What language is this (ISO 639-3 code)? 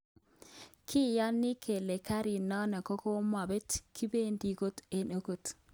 kln